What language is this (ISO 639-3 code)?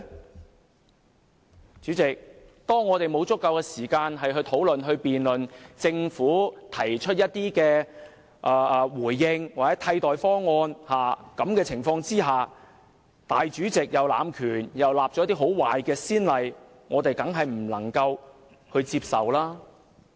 yue